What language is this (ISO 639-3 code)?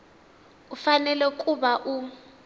tso